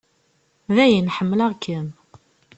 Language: Kabyle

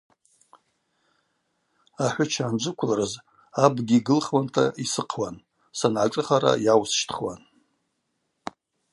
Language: Abaza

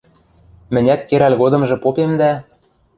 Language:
Western Mari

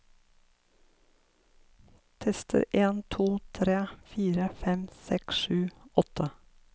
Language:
Norwegian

